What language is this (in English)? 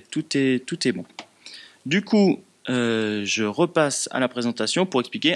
French